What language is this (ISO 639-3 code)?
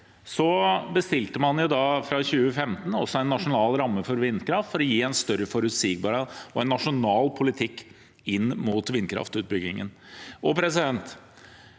nor